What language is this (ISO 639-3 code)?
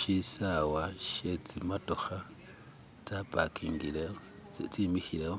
myx